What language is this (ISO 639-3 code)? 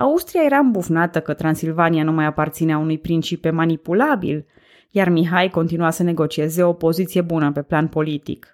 ron